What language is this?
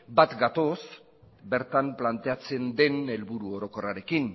Basque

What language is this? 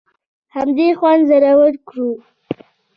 Pashto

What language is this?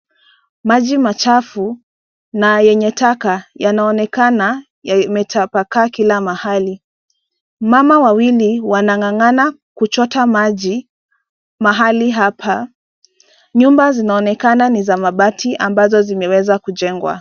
Swahili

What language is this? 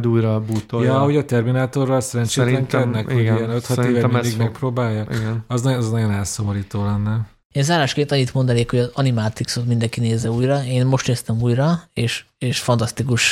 Hungarian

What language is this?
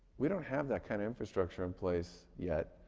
English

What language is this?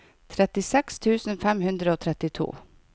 Norwegian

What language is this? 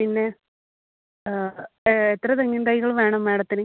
Malayalam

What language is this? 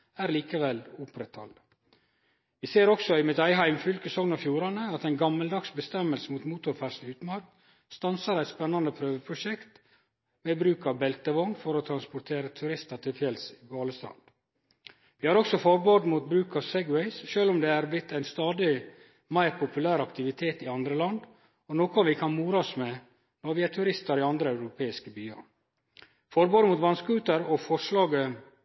Norwegian Nynorsk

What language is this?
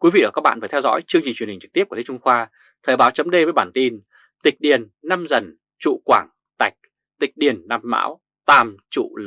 Vietnamese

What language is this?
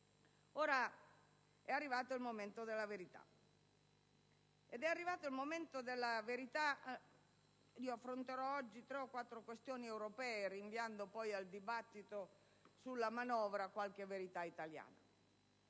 Italian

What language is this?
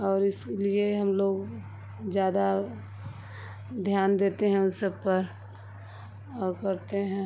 Hindi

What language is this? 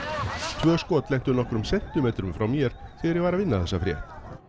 Icelandic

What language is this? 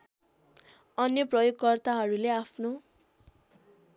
Nepali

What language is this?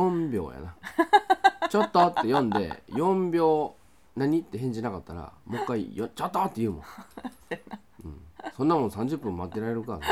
Japanese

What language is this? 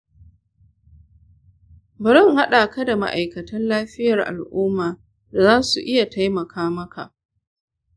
Hausa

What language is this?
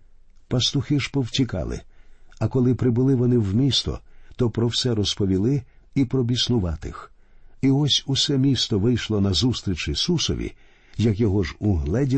Ukrainian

